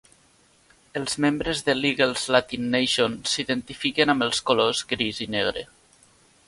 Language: Catalan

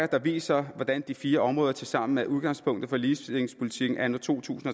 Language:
Danish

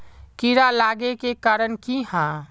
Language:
Magahi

